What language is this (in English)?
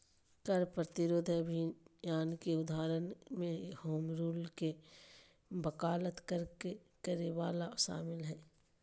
Magahi